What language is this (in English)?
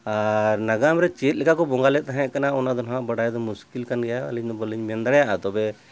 Santali